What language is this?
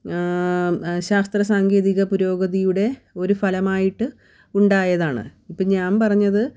Malayalam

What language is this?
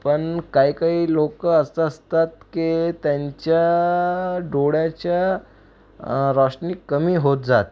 Marathi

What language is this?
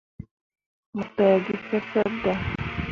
Mundang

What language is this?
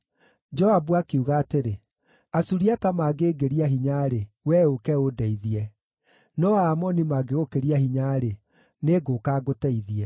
Kikuyu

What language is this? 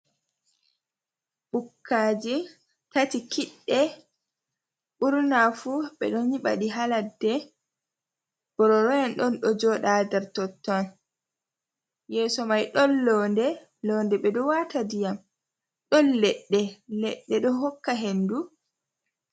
Fula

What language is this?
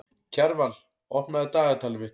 Icelandic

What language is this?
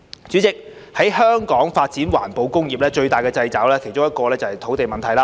Cantonese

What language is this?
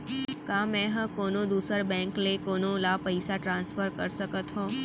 Chhattisgarhi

